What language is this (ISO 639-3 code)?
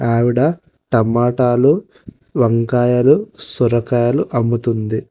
tel